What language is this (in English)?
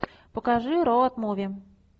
Russian